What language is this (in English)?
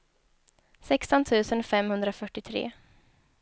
Swedish